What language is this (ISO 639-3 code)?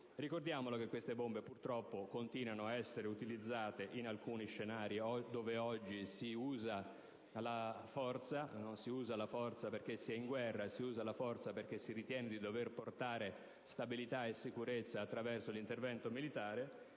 ita